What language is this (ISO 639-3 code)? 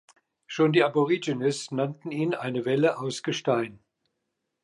deu